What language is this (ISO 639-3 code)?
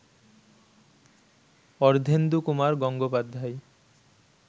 ben